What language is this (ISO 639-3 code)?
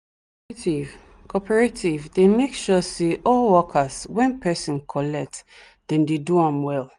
pcm